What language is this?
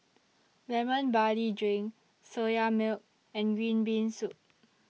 English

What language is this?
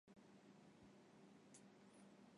Chinese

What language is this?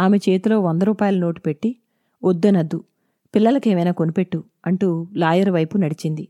Telugu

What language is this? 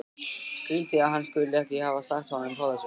Icelandic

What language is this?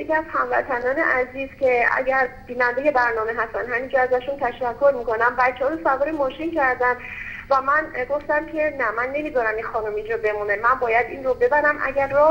Persian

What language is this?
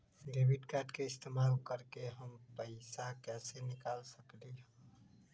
Magahi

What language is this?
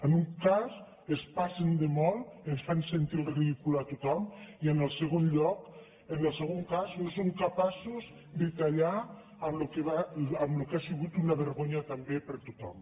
Catalan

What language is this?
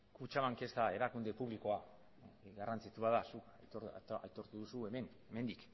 Basque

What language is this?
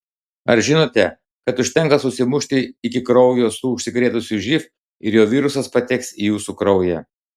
Lithuanian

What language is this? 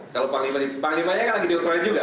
Indonesian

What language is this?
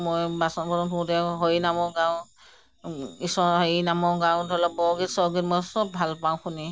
Assamese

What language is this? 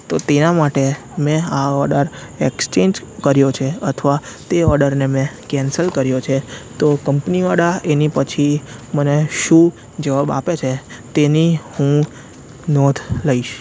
Gujarati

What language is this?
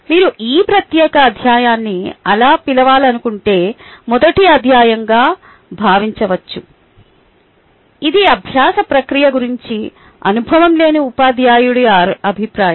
Telugu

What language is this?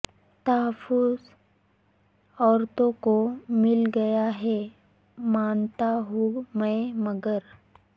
Urdu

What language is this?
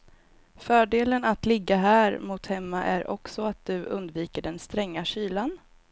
Swedish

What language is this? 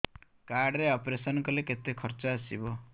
Odia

